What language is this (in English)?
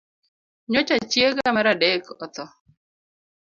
Luo (Kenya and Tanzania)